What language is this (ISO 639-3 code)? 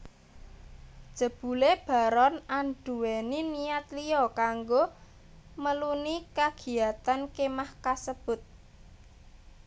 jav